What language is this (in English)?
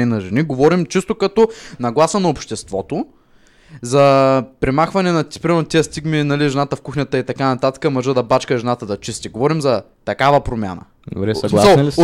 Bulgarian